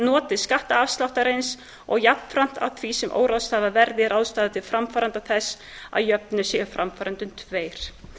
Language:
Icelandic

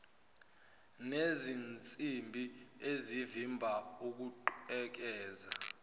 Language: Zulu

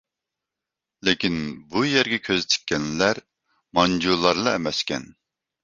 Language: Uyghur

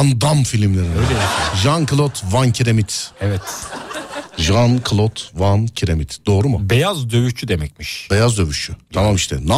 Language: Turkish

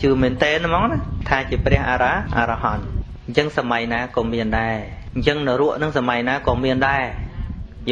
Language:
Vietnamese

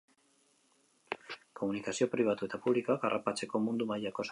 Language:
Basque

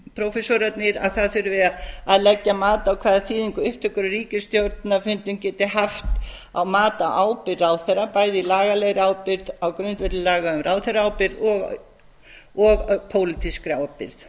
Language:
Icelandic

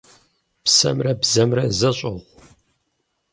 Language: Kabardian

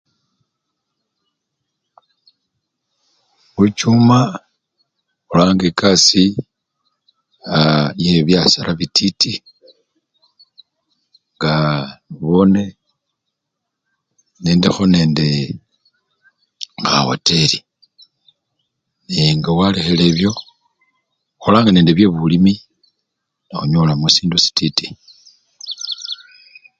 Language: Luyia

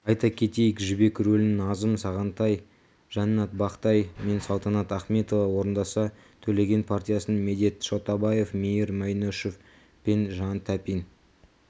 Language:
Kazakh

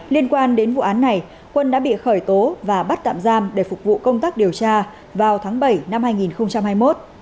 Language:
Vietnamese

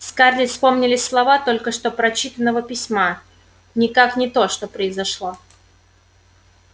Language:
Russian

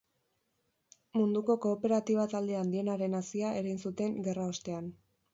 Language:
Basque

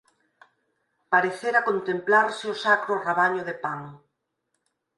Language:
Galician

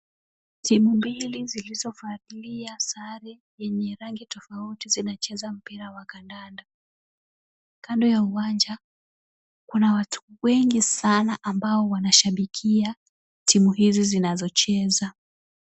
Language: Swahili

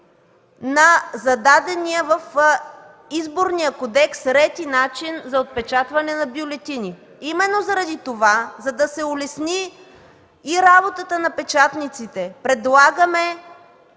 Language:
Bulgarian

